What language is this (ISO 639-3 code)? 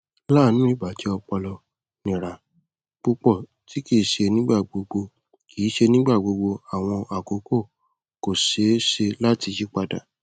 yor